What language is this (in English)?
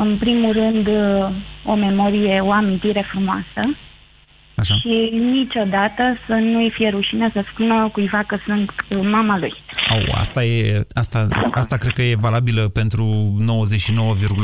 Romanian